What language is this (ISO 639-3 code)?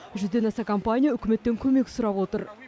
kaz